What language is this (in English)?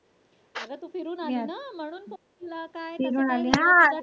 Marathi